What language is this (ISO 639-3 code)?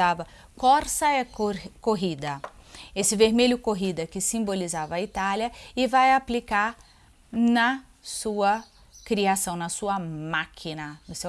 por